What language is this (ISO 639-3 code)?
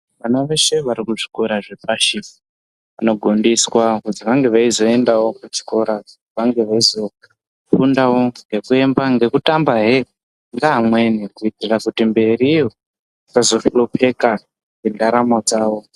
ndc